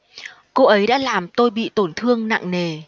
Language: Vietnamese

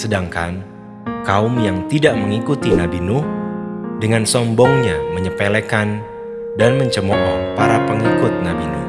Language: Indonesian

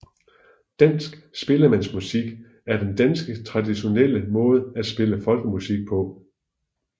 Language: Danish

